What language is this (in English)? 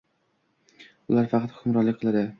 Uzbek